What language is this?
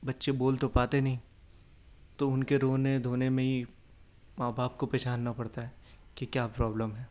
Urdu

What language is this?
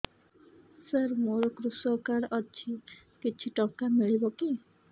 Odia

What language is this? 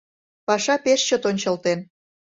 Mari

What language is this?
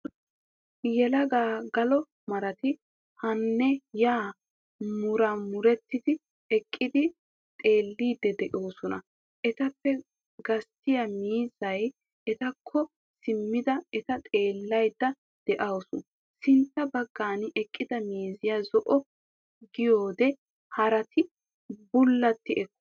Wolaytta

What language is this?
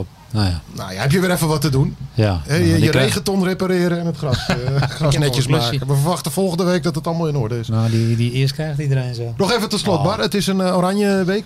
Dutch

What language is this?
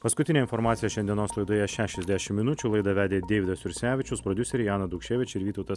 Lithuanian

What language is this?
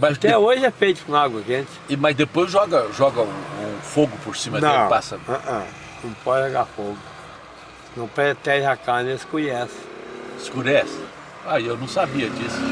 Portuguese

